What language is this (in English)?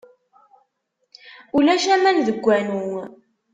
Kabyle